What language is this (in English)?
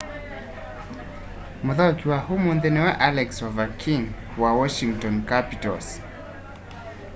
Kamba